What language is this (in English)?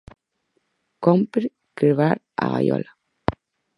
Galician